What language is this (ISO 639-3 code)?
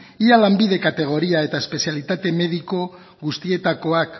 eus